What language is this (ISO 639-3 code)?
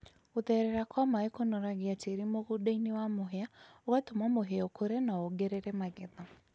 kik